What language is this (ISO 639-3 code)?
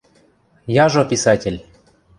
mrj